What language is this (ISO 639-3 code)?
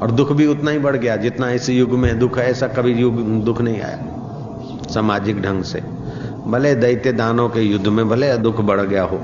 hin